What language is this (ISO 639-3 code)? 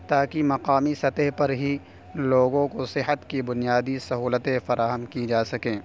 urd